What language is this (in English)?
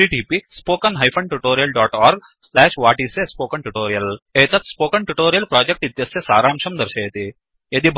Sanskrit